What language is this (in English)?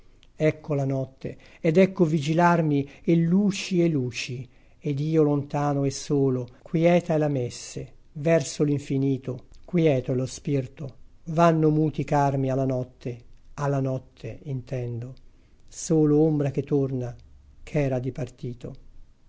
Italian